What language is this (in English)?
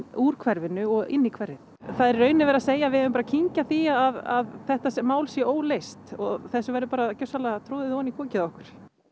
Icelandic